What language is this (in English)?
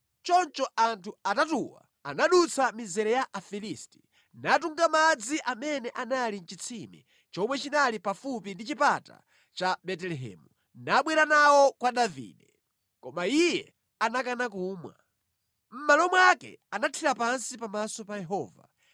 Nyanja